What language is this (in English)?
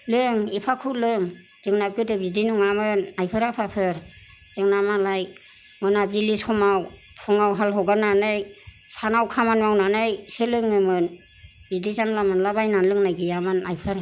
Bodo